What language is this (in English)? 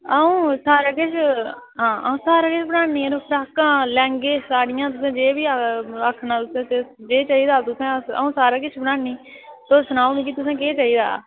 Dogri